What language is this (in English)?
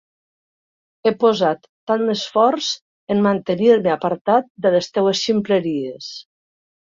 Catalan